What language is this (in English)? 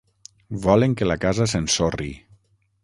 Catalan